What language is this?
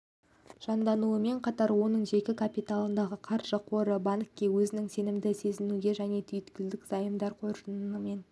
Kazakh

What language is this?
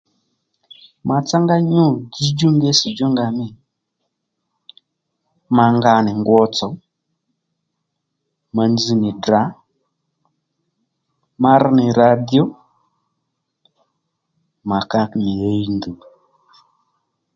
Lendu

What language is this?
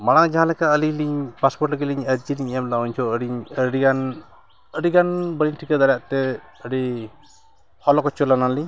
Santali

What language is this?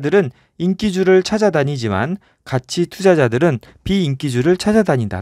Korean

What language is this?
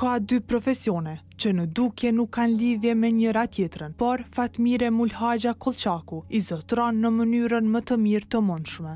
Romanian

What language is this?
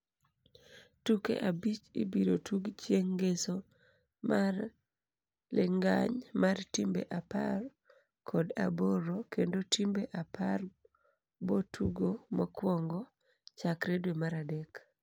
Luo (Kenya and Tanzania)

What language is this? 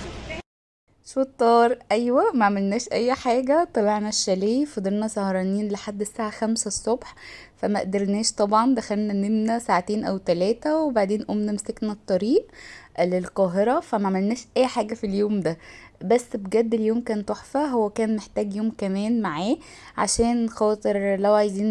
Arabic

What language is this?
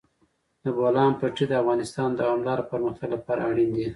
Pashto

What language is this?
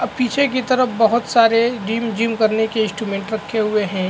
Hindi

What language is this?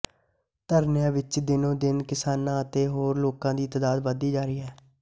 Punjabi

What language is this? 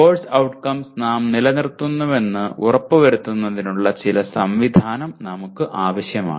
Malayalam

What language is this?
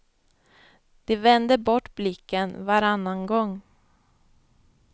Swedish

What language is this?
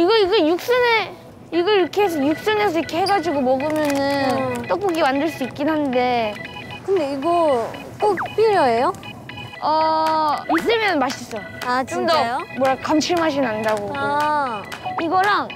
Korean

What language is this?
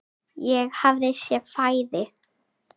Icelandic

